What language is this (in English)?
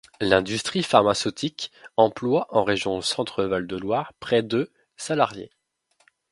French